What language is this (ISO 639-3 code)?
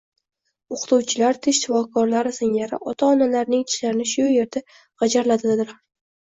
uzb